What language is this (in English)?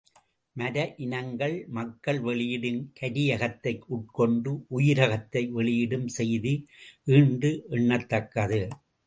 Tamil